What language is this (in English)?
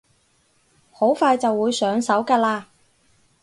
Cantonese